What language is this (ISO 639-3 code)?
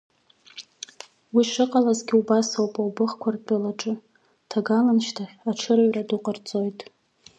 abk